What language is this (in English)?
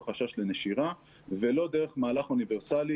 Hebrew